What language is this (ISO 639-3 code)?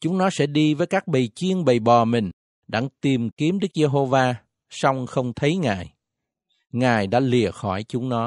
vie